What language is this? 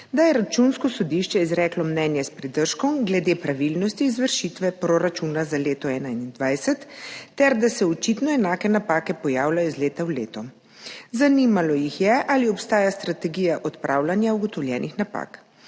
Slovenian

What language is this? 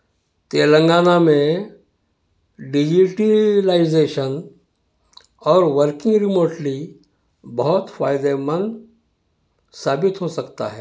Urdu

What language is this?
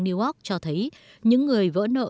Vietnamese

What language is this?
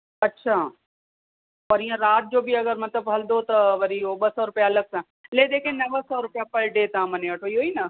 Sindhi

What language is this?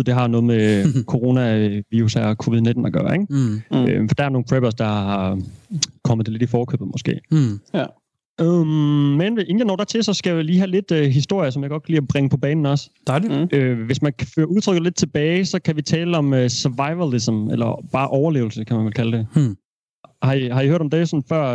Danish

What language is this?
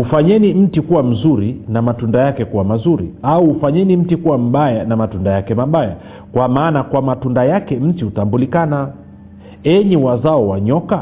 Swahili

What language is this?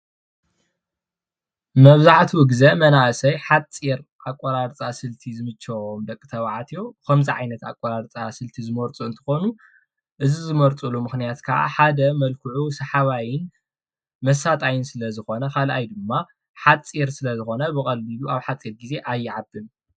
Tigrinya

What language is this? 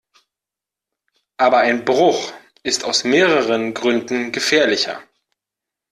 German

